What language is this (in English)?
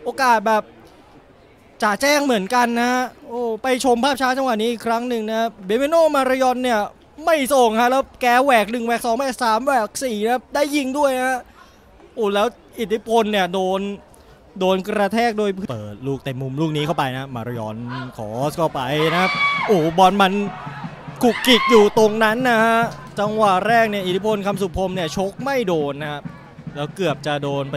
Thai